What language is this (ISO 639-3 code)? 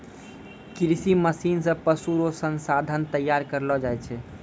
mai